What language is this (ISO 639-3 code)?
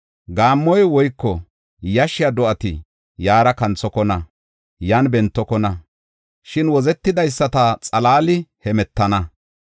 gof